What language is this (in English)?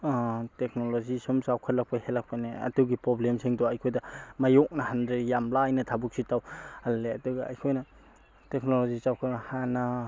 Manipuri